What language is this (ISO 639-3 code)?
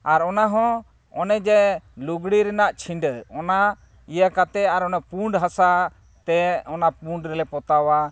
sat